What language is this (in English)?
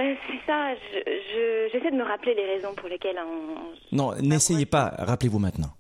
French